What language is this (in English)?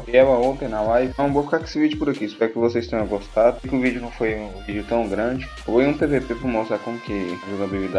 Portuguese